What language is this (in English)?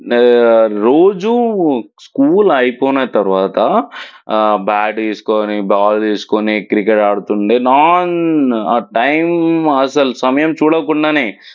Telugu